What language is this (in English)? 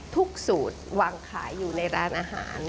Thai